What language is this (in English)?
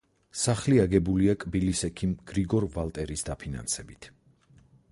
Georgian